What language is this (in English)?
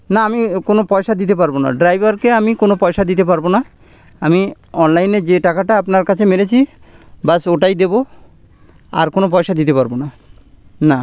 Bangla